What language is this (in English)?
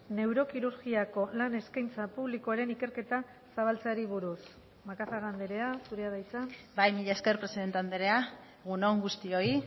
Basque